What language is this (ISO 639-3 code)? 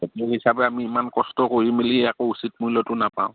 asm